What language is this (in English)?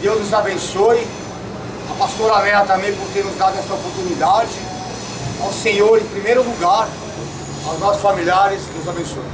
Portuguese